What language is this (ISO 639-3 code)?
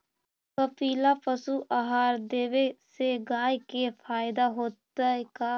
mag